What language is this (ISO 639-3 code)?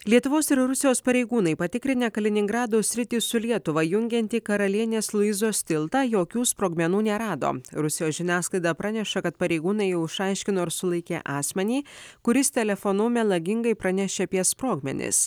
lit